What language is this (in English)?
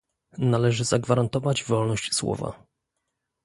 Polish